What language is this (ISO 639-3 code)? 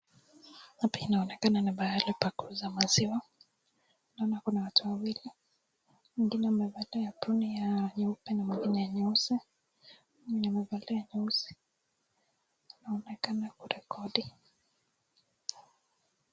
swa